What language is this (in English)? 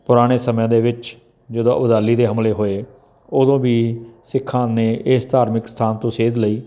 Punjabi